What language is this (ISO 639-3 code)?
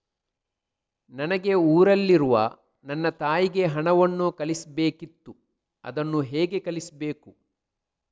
kan